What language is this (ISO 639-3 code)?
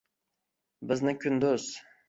uzb